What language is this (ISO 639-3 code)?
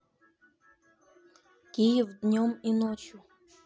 rus